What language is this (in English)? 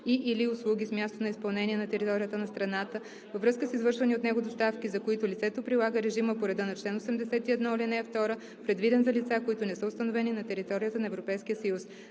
Bulgarian